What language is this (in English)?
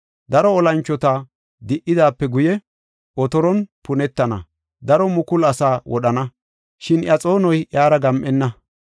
Gofa